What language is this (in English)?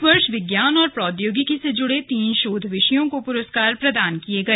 Hindi